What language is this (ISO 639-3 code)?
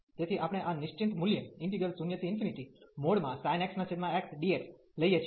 guj